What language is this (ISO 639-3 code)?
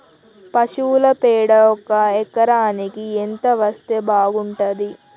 tel